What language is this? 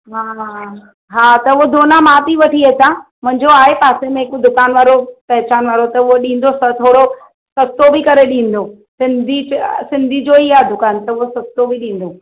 Sindhi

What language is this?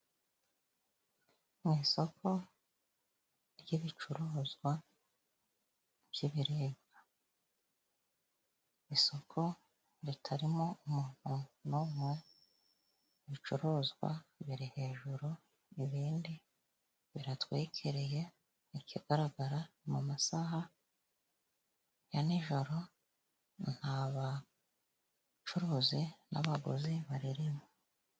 Kinyarwanda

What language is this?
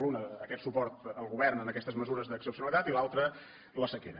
Catalan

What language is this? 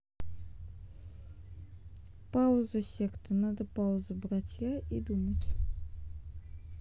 Russian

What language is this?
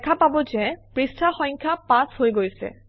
Assamese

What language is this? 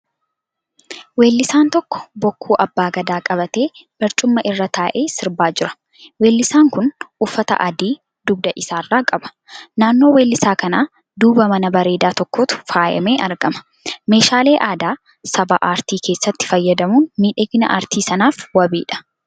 Oromo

